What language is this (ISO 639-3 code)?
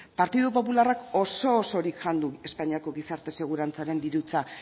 eus